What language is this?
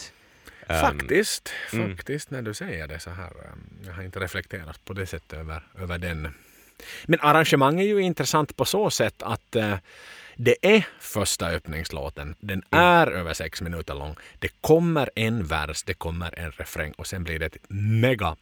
Swedish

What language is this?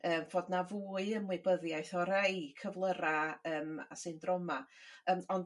Welsh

